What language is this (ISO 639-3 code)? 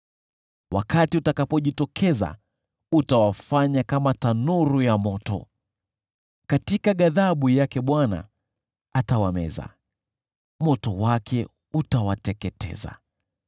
swa